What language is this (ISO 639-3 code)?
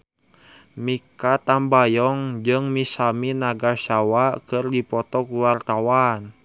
sun